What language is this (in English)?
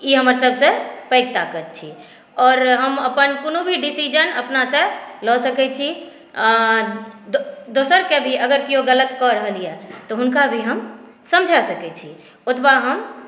Maithili